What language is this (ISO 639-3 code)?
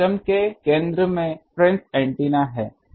hin